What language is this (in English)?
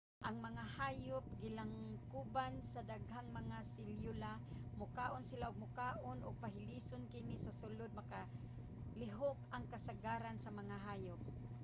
Cebuano